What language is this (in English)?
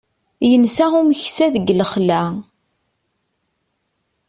Kabyle